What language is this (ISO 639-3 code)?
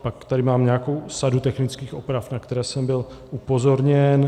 ces